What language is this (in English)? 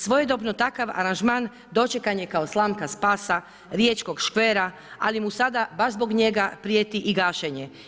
Croatian